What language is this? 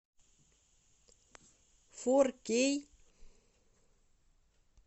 Russian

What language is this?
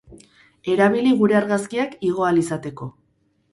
Basque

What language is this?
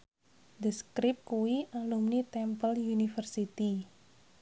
Javanese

